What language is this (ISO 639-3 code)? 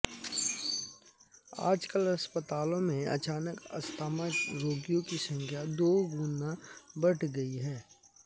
hin